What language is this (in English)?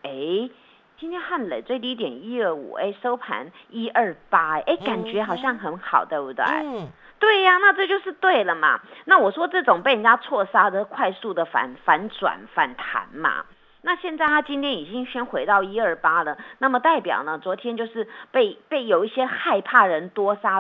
Chinese